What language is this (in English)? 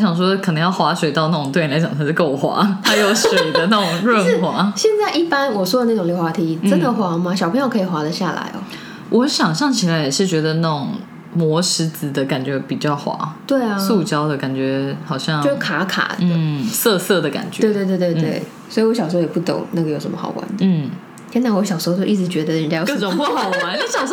Chinese